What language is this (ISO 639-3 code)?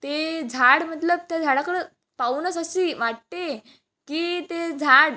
mar